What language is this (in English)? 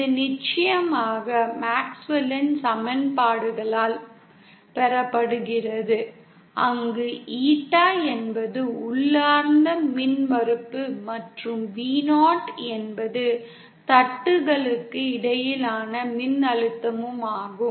Tamil